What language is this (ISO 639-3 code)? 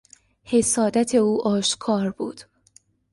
fas